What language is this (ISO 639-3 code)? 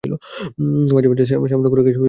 ben